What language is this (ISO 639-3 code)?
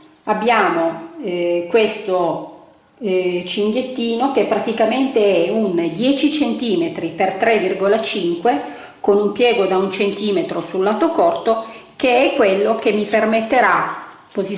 ita